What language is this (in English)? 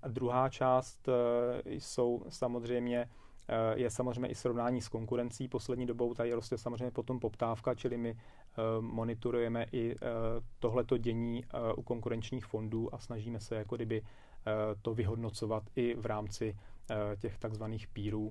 Czech